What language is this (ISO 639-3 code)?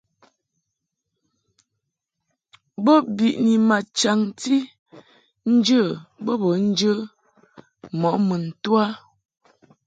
mhk